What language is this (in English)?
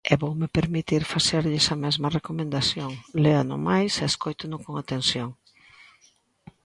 Galician